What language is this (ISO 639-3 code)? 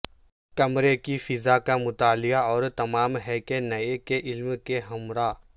urd